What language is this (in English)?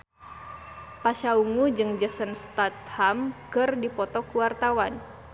Sundanese